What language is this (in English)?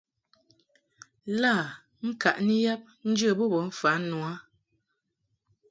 Mungaka